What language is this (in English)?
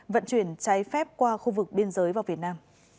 Vietnamese